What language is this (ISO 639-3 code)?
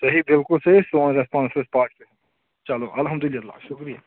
kas